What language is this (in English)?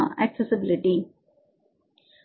Tamil